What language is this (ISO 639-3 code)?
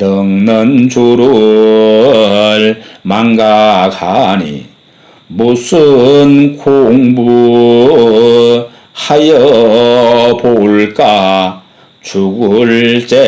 kor